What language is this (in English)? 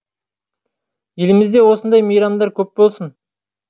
Kazakh